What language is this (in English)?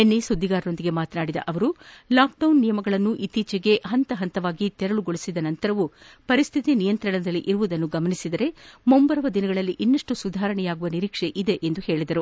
Kannada